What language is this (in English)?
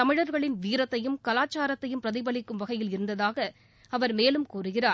Tamil